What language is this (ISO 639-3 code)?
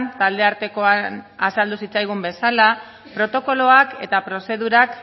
eus